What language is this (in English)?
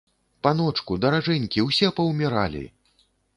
Belarusian